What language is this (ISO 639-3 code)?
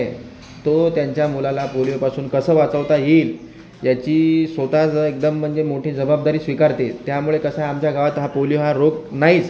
mar